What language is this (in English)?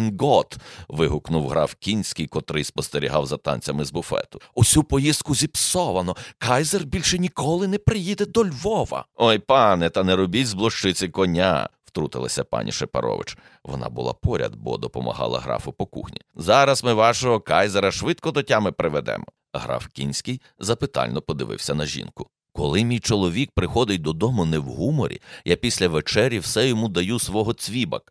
Ukrainian